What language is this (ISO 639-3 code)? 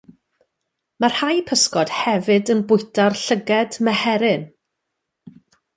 cym